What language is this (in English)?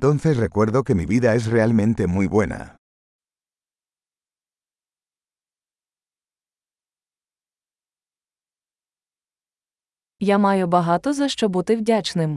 Ukrainian